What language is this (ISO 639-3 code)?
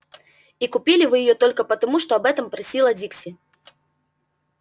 rus